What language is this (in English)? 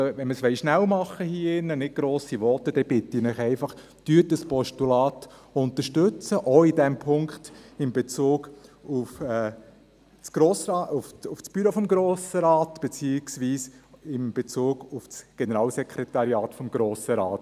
Swiss German